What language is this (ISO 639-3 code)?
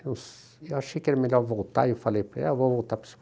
por